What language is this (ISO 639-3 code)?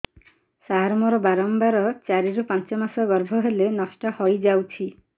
ori